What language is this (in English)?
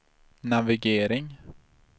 Swedish